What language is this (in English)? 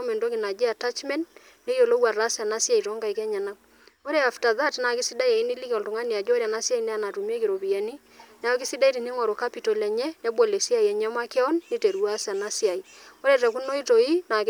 Masai